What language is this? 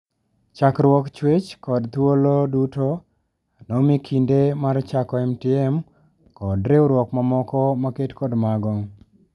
Luo (Kenya and Tanzania)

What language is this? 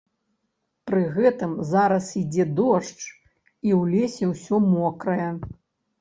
Belarusian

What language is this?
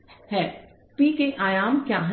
Hindi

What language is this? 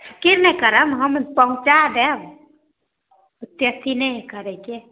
Maithili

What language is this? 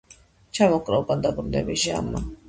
Georgian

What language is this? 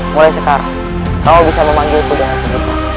Indonesian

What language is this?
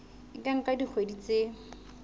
Southern Sotho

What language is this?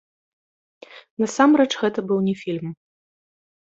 Belarusian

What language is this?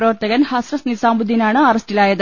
Malayalam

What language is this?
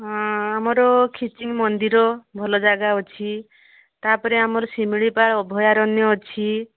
Odia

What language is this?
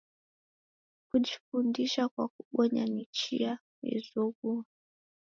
Taita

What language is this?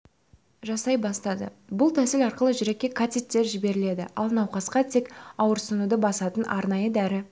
Kazakh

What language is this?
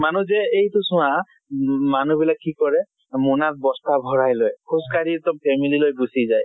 Assamese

